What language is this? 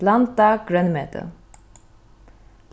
Faroese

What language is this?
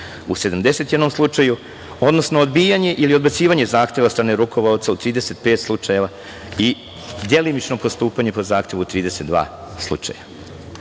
Serbian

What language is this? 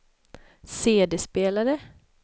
Swedish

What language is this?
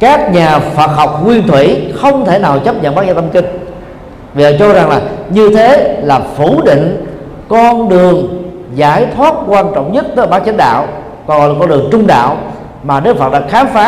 Vietnamese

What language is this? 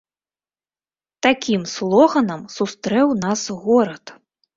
Belarusian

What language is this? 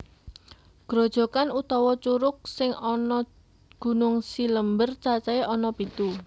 Javanese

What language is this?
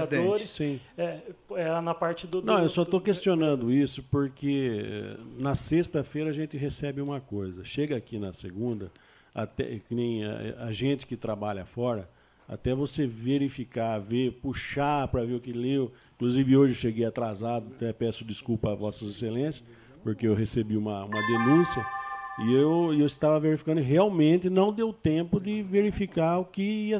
Portuguese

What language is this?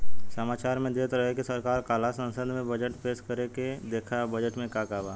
Bhojpuri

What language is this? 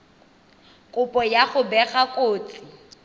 Tswana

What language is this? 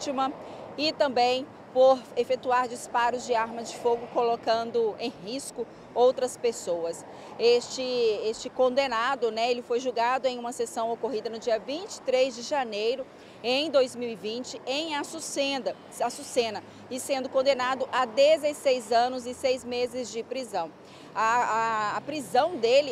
Portuguese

